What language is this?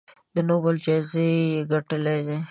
Pashto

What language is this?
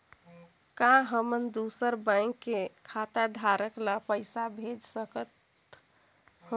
Chhattisgarhi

